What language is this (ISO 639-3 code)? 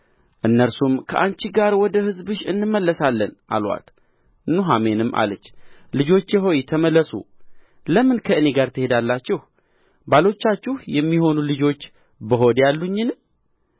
amh